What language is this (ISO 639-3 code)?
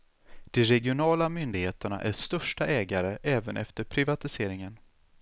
swe